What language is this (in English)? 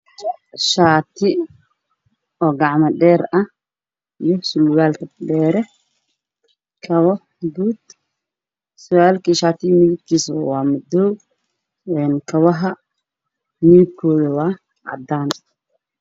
Somali